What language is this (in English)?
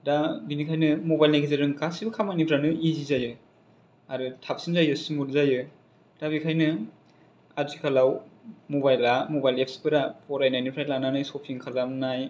Bodo